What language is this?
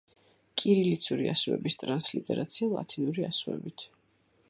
Georgian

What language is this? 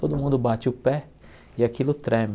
Portuguese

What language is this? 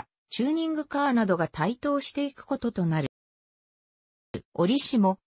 Japanese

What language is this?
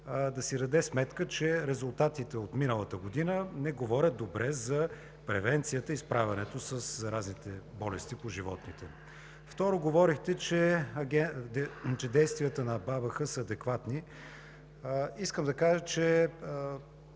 Bulgarian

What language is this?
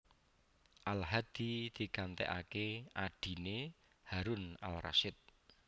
Javanese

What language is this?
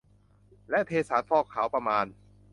Thai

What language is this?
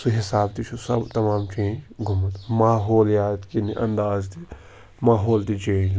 Kashmiri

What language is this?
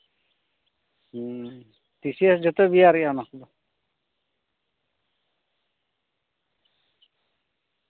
Santali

